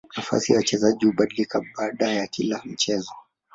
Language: Swahili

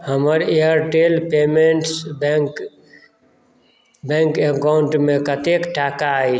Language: Maithili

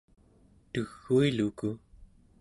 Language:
Central Yupik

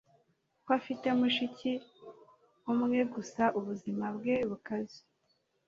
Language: Kinyarwanda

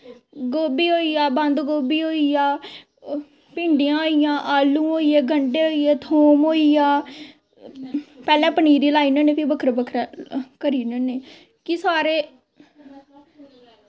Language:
Dogri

